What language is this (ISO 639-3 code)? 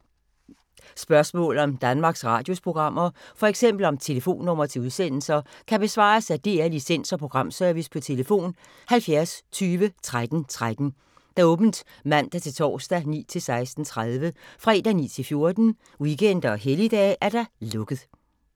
dan